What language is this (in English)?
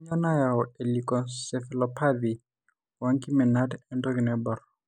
Masai